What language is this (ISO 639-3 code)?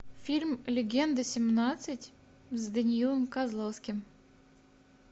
rus